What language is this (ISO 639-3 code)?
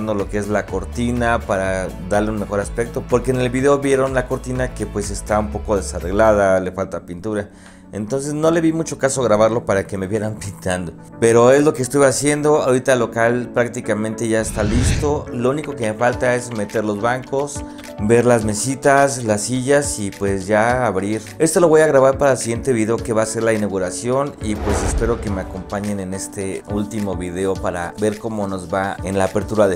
spa